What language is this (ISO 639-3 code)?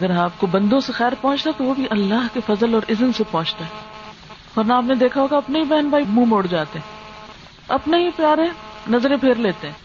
urd